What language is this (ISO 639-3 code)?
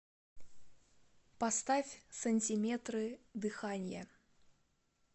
rus